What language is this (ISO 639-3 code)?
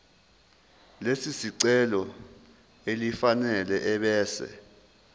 zul